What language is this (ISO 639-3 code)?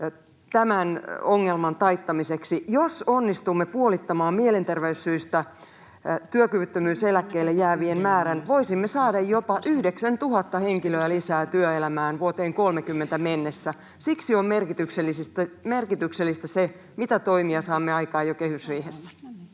fin